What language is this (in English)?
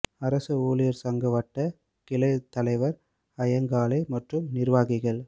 Tamil